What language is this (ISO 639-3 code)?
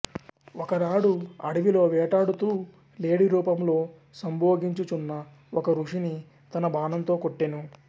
tel